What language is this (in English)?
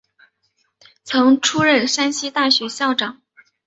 Chinese